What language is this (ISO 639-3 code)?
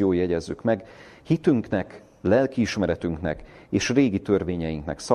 hun